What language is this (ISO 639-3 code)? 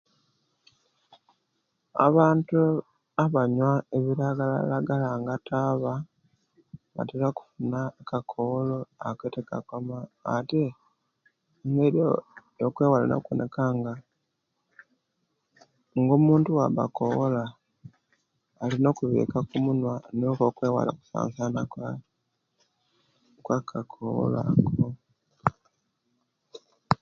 lke